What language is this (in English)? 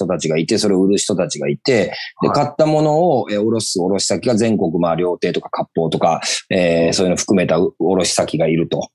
Japanese